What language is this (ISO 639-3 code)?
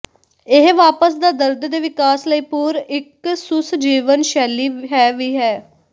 pan